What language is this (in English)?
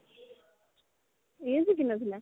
Odia